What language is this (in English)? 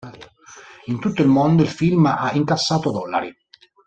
Italian